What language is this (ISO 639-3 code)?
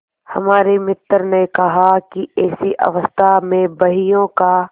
hin